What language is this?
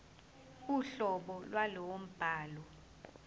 Zulu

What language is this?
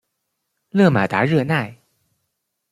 Chinese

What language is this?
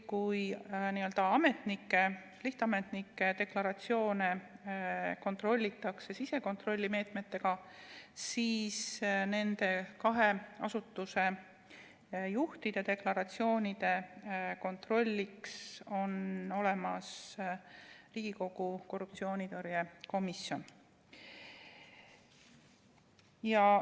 Estonian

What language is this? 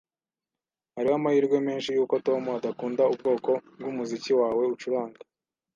Kinyarwanda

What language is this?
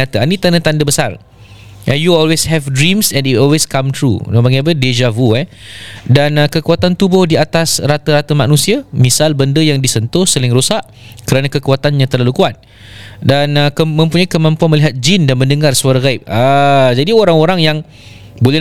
Malay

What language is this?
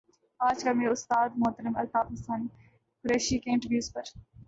Urdu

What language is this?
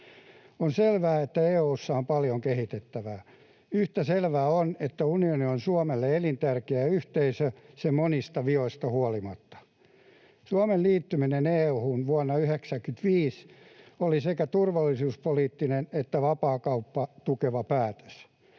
Finnish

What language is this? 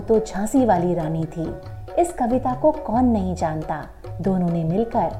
Hindi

